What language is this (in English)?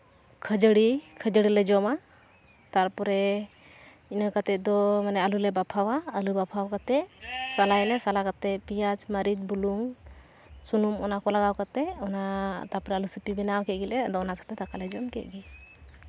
Santali